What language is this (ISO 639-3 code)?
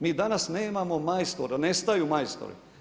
hrv